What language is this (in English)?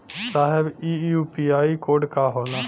Bhojpuri